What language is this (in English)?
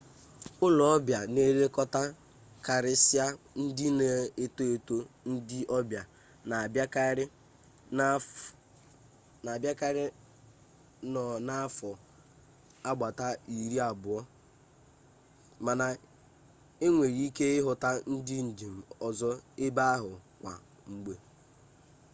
Igbo